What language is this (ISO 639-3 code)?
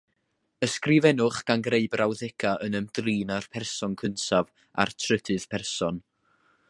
cym